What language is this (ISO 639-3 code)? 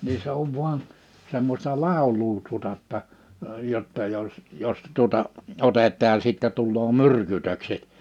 fin